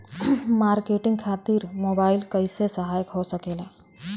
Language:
Bhojpuri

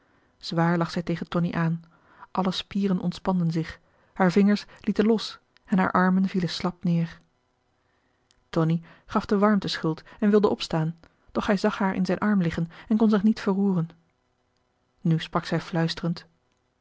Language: Dutch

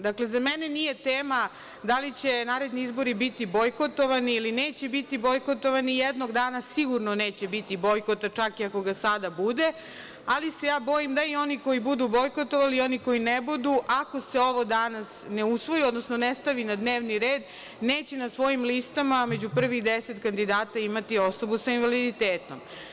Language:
Serbian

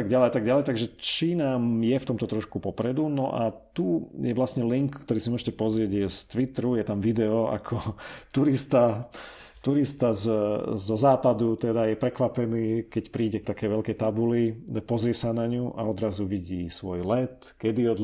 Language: Slovak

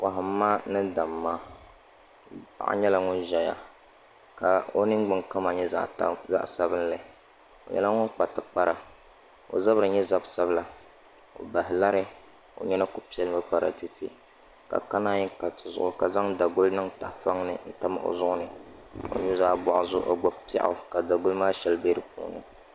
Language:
Dagbani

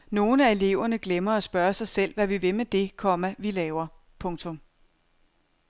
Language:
Danish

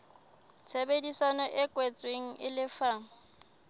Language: Southern Sotho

